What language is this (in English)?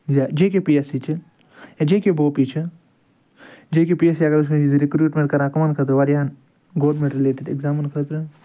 Kashmiri